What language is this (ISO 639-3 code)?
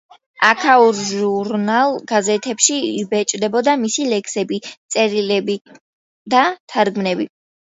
kat